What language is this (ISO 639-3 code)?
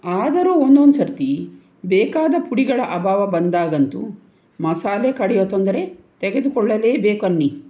kan